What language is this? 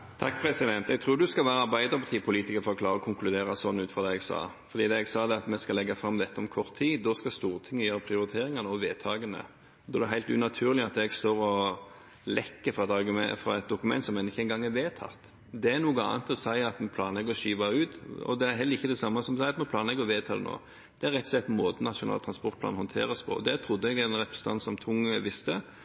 Norwegian Bokmål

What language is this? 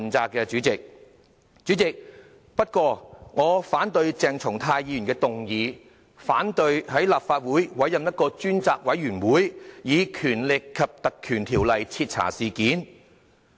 Cantonese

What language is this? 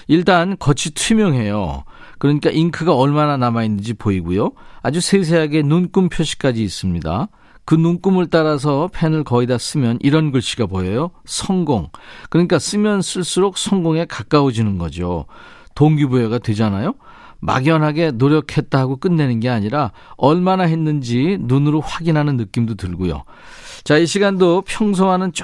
Korean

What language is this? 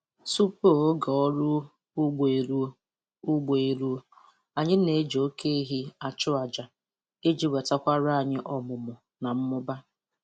Igbo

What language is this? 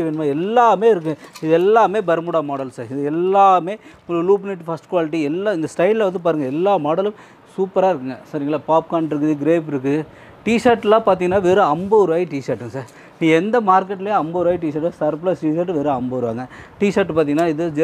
Tamil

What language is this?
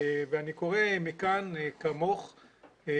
Hebrew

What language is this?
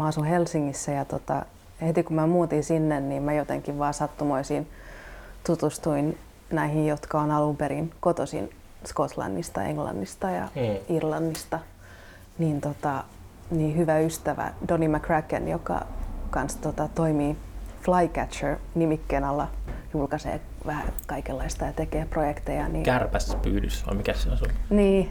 Finnish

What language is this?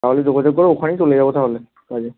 Bangla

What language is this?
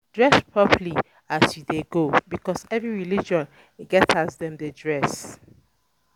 Nigerian Pidgin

